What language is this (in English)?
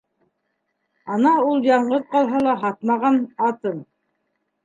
Bashkir